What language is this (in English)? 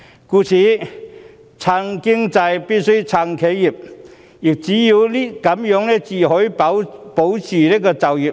Cantonese